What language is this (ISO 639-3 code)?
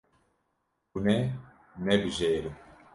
kur